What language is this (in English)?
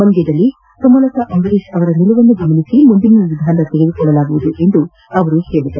Kannada